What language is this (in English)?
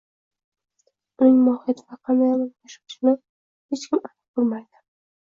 Uzbek